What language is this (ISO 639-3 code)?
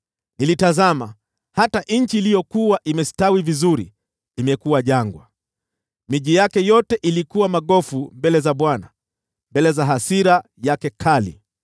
swa